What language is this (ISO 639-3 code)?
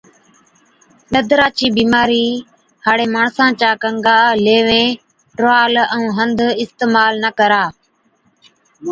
odk